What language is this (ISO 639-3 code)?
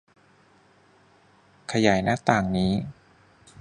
tha